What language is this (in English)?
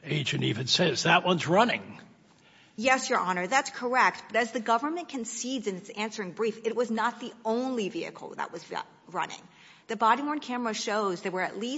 English